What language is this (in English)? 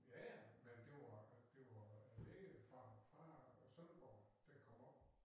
Danish